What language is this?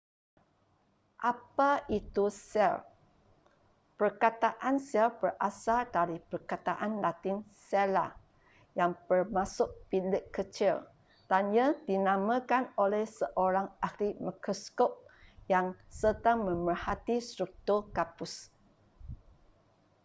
Malay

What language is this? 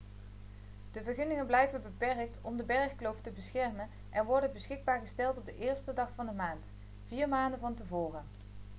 Dutch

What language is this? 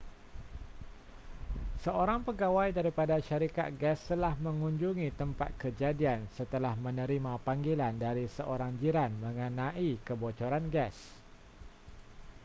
Malay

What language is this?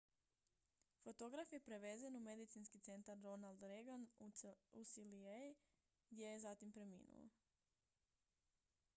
Croatian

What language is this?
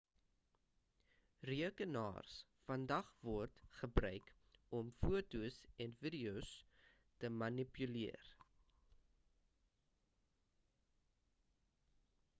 Afrikaans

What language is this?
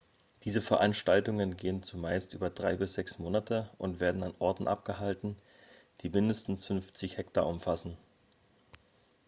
German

